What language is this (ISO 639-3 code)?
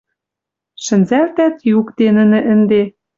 mrj